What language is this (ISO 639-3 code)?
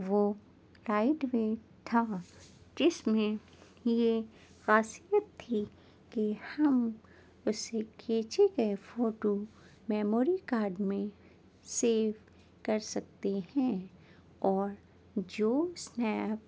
urd